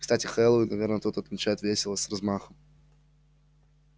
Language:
Russian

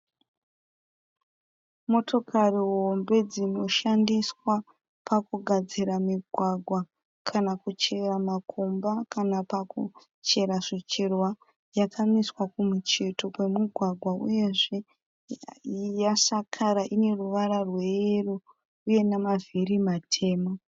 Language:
Shona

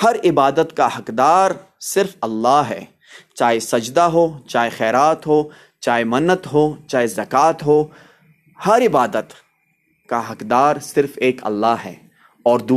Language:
Urdu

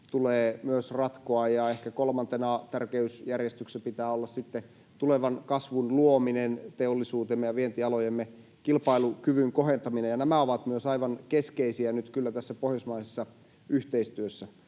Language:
Finnish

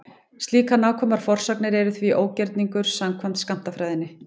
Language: Icelandic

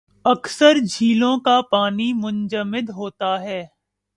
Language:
Urdu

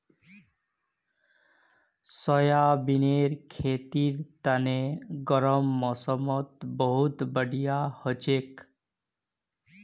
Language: Magahi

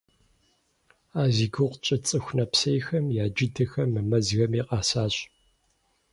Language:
Kabardian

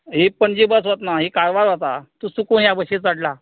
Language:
Konkani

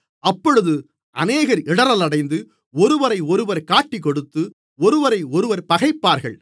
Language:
Tamil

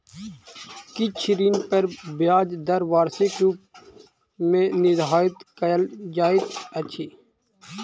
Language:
Maithili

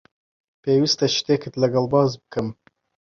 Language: Central Kurdish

